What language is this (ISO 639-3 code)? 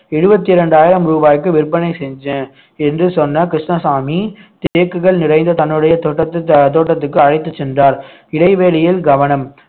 tam